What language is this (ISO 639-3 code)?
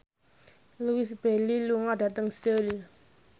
jav